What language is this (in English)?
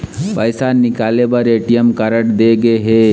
Chhattisgarhi